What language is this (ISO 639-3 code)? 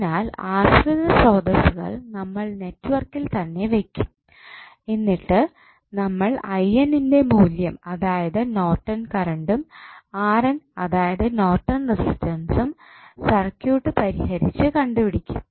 mal